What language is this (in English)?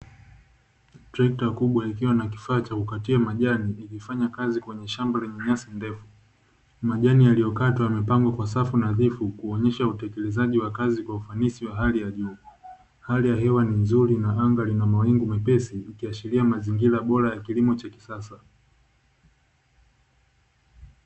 Swahili